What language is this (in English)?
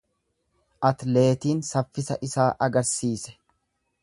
Oromo